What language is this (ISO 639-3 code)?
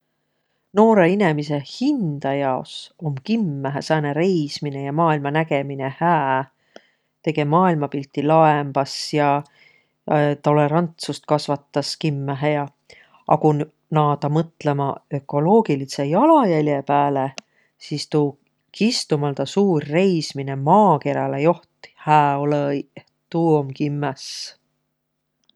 vro